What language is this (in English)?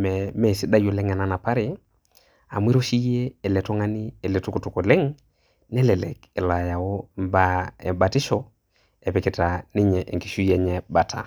Masai